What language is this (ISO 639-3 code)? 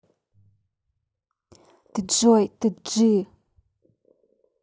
rus